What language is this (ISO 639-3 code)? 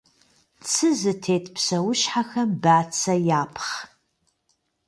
kbd